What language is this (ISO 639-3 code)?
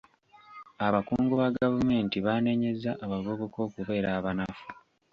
lug